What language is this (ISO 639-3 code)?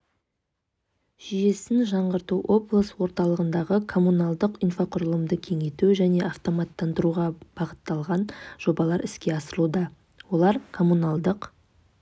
kaz